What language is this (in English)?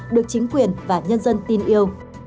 Vietnamese